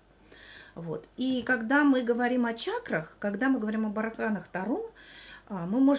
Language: Russian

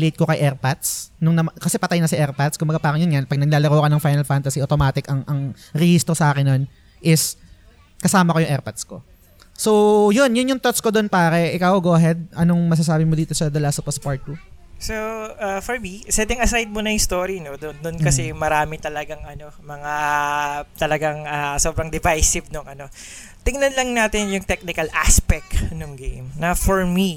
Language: Filipino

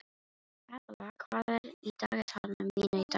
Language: Icelandic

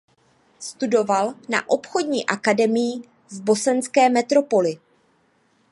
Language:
Czech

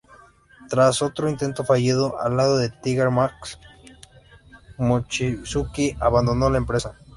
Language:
Spanish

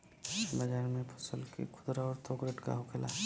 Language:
Bhojpuri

